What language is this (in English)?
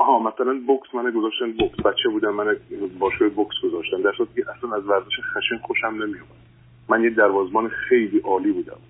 Persian